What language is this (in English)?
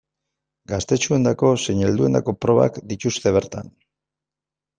Basque